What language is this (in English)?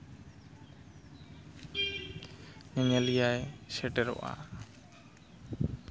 Santali